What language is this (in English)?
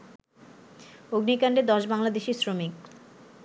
Bangla